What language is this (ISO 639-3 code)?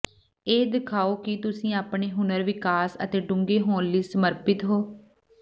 pan